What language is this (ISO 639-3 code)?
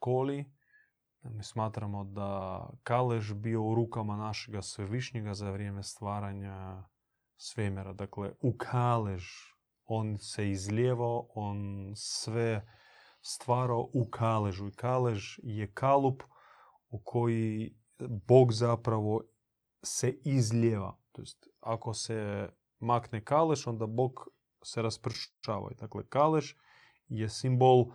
hrv